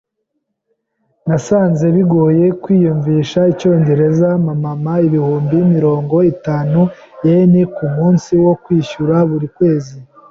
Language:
Kinyarwanda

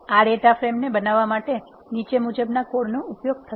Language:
Gujarati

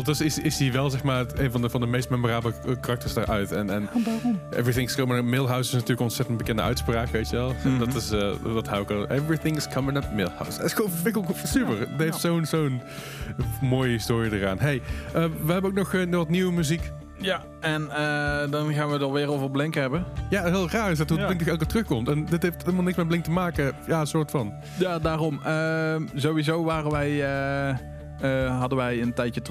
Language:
Dutch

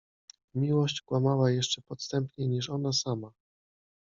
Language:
Polish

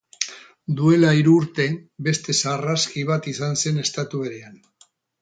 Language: Basque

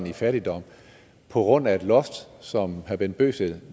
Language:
Danish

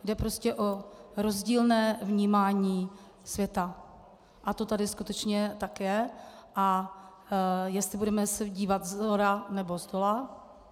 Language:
Czech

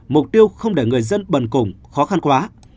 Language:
Vietnamese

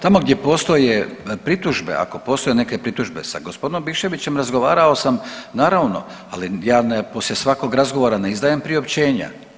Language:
Croatian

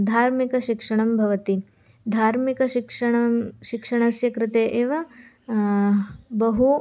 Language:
Sanskrit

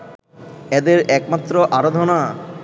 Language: Bangla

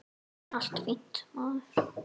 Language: Icelandic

